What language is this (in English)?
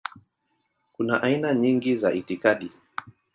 Swahili